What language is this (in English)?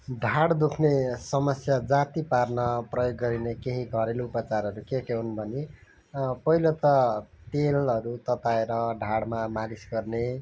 Nepali